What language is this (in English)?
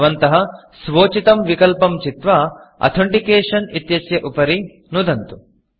Sanskrit